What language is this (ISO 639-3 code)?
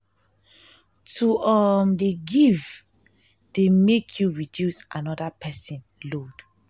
pcm